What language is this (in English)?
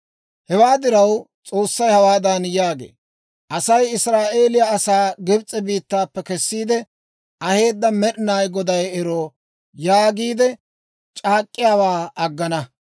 Dawro